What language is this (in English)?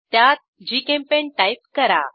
Marathi